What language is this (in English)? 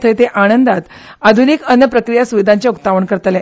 Konkani